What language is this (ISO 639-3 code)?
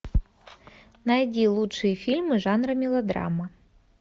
rus